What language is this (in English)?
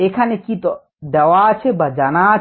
Bangla